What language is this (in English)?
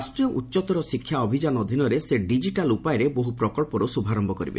Odia